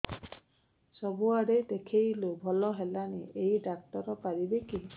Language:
Odia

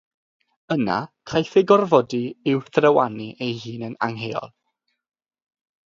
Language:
Welsh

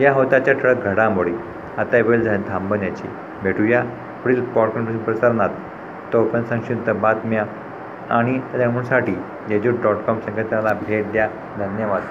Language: Marathi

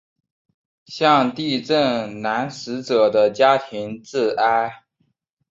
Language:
Chinese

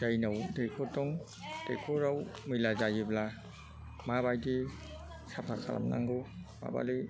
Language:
Bodo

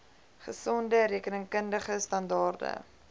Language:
Afrikaans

